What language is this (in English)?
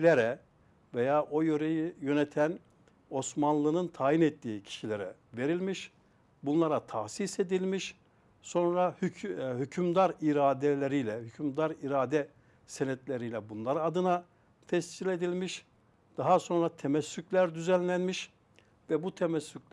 Turkish